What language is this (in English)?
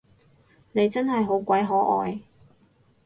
Cantonese